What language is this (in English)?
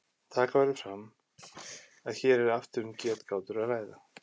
Icelandic